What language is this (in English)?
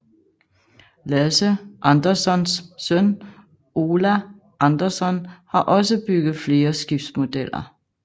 Danish